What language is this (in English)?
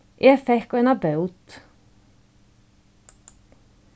Faroese